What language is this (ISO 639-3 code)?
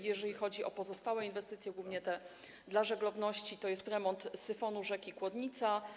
pol